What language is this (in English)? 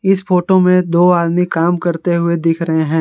Hindi